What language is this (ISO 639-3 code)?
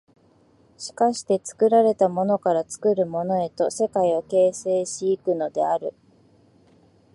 jpn